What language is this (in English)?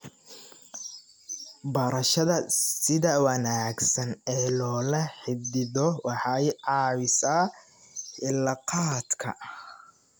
Somali